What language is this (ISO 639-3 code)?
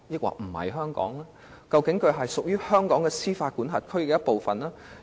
yue